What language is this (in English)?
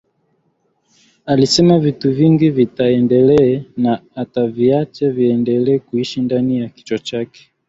Swahili